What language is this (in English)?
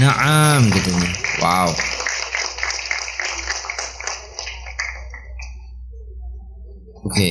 Indonesian